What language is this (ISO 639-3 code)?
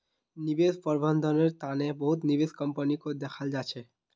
mag